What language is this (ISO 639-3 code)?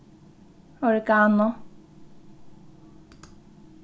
fao